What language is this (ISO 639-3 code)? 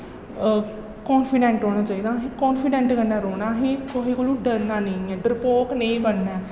doi